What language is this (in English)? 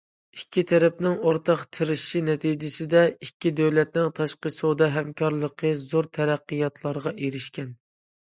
Uyghur